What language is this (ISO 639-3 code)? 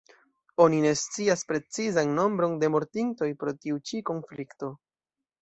epo